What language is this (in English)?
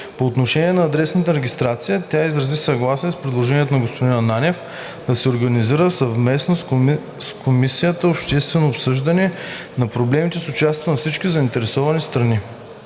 Bulgarian